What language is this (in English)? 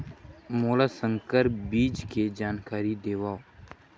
Chhattisgarhi